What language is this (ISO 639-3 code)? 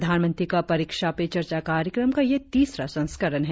hin